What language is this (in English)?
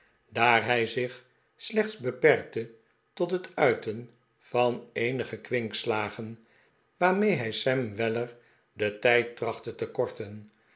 Dutch